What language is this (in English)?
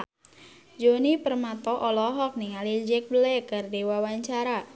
Sundanese